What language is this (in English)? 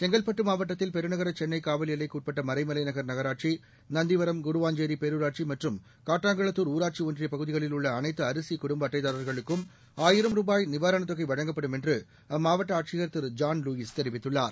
Tamil